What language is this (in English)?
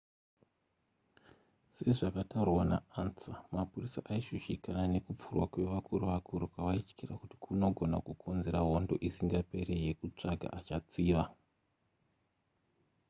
Shona